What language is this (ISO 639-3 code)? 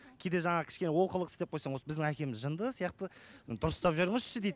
kaz